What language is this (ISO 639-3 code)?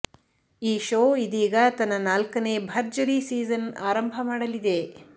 kan